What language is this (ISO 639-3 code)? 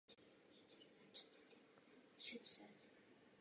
ces